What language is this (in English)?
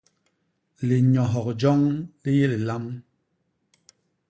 Basaa